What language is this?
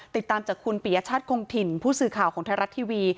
Thai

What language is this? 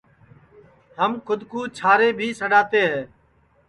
Sansi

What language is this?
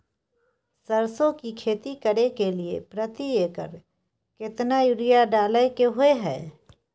Maithili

